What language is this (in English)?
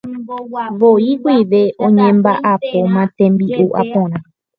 Guarani